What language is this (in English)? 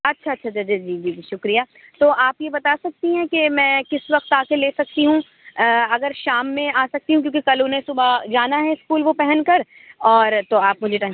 Urdu